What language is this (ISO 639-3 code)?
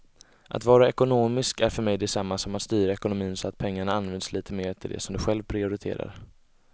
swe